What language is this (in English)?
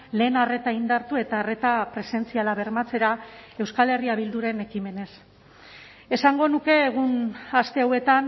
Basque